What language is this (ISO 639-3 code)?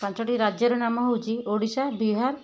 ori